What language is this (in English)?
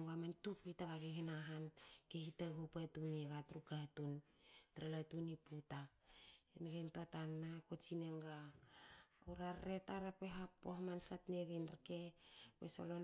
Hakö